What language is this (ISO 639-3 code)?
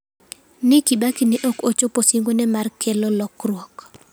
luo